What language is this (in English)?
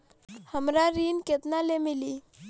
Bhojpuri